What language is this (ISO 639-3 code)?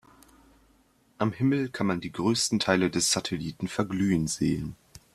deu